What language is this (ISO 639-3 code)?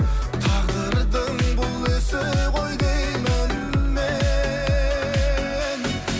kaz